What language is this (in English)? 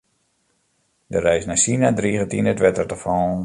Western Frisian